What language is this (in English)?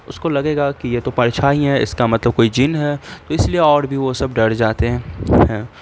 Urdu